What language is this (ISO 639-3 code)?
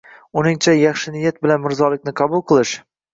uzb